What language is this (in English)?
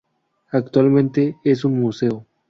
Spanish